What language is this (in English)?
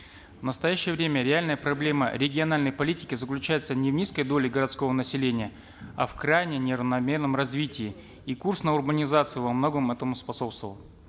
Kazakh